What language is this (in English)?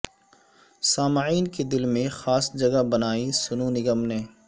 Urdu